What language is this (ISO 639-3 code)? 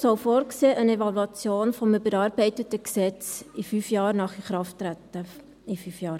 gsw